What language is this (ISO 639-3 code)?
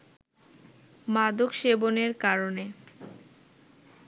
ben